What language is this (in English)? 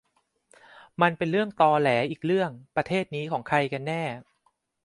Thai